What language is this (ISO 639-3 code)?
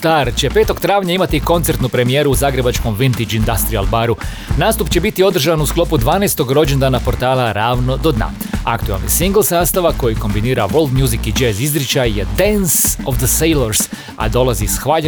hrv